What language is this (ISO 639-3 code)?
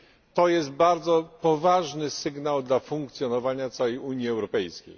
pol